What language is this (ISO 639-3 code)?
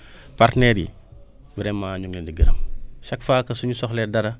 wol